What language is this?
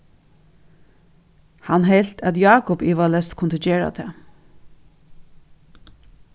Faroese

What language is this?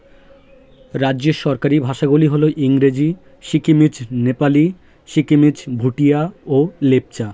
Bangla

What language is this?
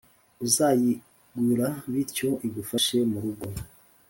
Kinyarwanda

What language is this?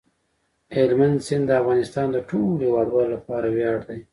Pashto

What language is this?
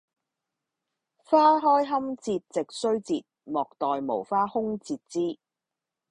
Cantonese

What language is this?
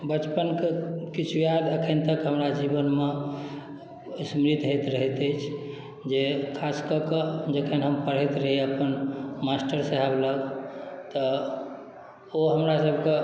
Maithili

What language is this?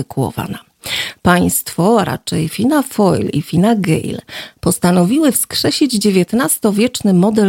Polish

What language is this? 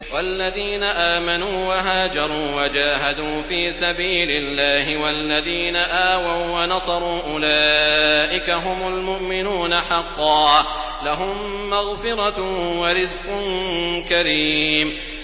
Arabic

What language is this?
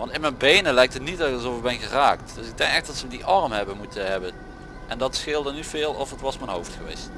Dutch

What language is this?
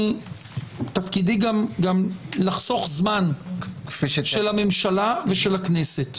Hebrew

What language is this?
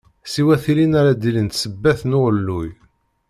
Kabyle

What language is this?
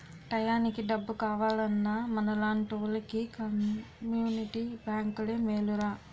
Telugu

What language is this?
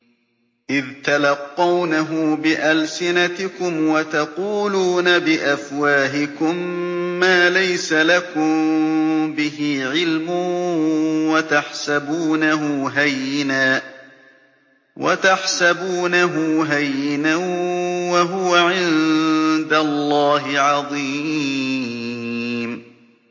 Arabic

